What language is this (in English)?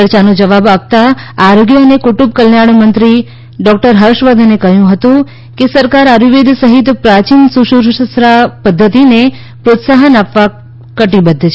Gujarati